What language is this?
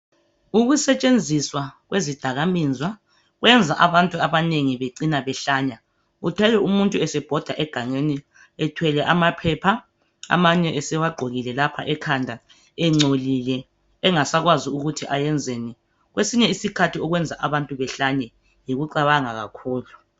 North Ndebele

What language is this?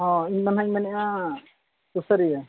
Santali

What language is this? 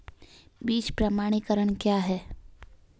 Hindi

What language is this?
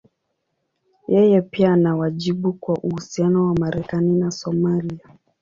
Swahili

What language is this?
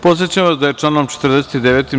Serbian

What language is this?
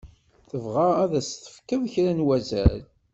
Kabyle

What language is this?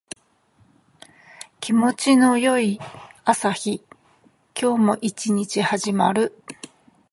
Japanese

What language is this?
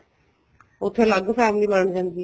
Punjabi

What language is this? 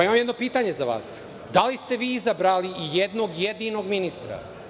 Serbian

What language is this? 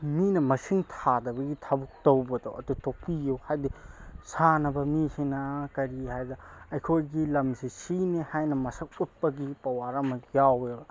Manipuri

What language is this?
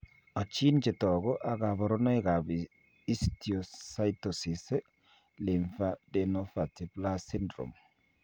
Kalenjin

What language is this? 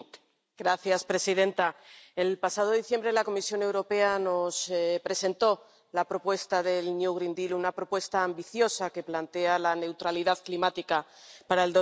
Spanish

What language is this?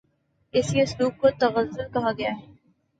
Urdu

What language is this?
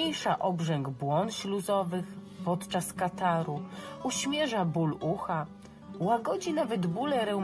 Polish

